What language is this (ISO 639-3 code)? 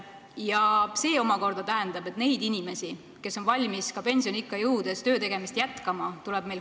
est